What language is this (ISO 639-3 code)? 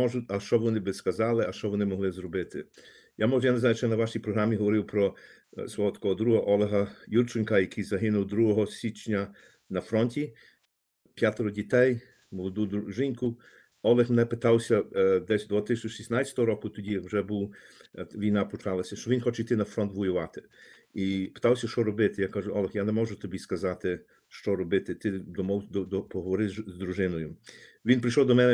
ukr